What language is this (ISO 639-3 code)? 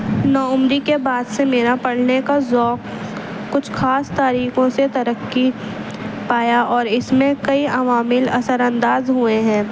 urd